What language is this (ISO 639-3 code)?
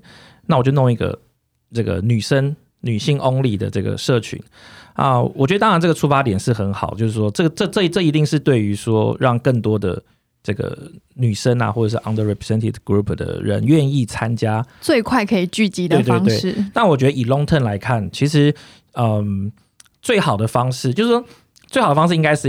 zho